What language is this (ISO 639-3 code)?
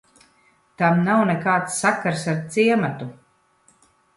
lav